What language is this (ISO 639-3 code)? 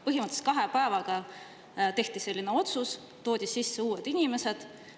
est